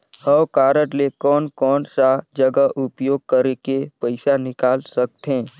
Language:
Chhattisgarhi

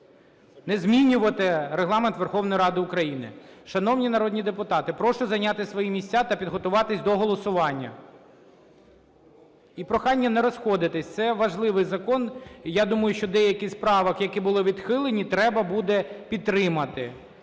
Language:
Ukrainian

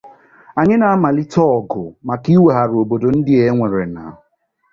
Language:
Igbo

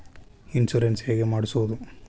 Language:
Kannada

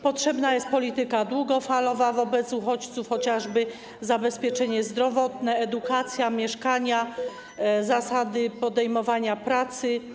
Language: Polish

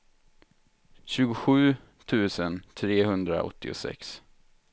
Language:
Swedish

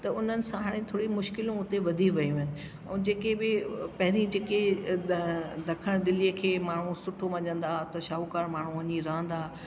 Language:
Sindhi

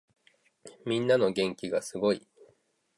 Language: Japanese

